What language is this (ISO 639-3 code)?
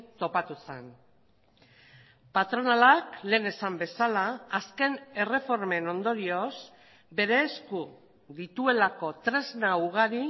eus